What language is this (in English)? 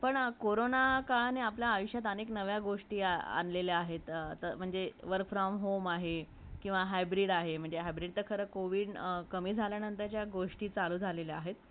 Marathi